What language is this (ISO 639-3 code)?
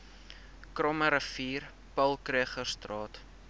afr